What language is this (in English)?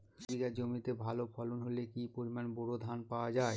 Bangla